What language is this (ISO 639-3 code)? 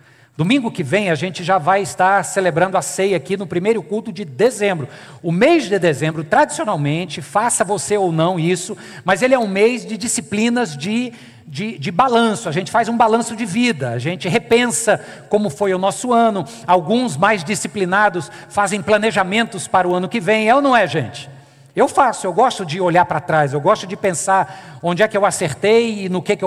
por